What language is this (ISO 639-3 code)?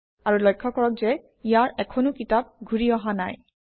asm